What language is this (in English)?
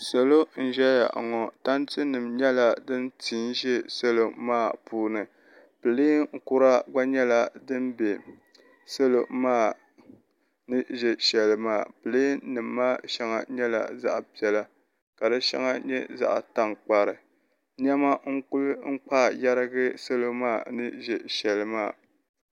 Dagbani